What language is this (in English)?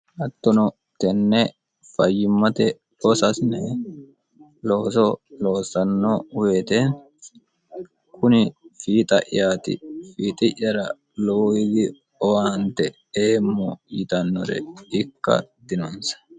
Sidamo